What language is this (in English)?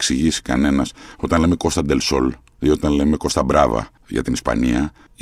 Greek